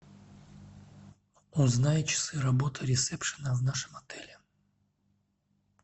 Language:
Russian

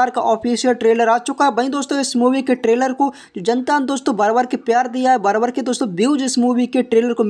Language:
Hindi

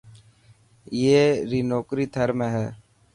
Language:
Dhatki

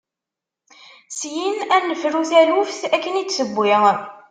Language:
Kabyle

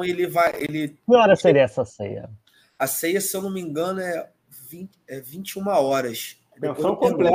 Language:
Portuguese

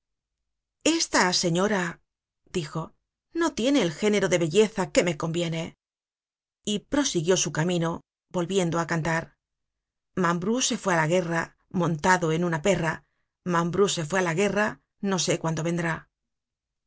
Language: Spanish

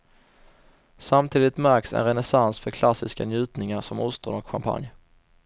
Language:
Swedish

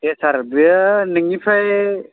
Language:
Bodo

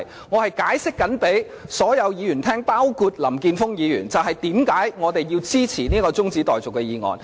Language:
Cantonese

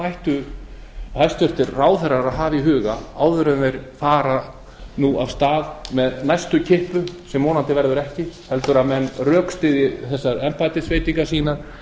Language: Icelandic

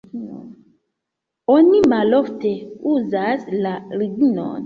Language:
Esperanto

